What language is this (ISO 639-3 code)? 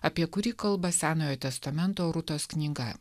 lit